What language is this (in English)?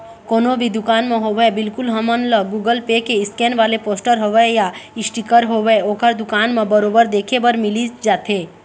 Chhattisgarhi